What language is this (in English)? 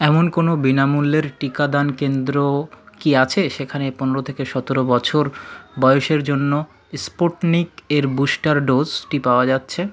Bangla